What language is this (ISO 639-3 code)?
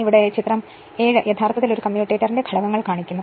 mal